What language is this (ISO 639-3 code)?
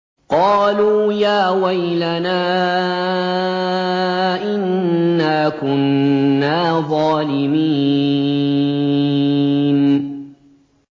ara